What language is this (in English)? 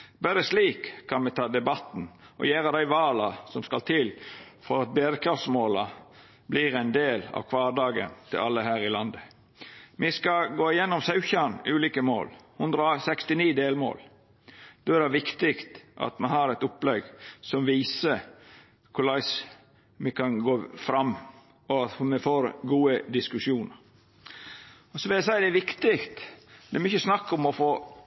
Norwegian Nynorsk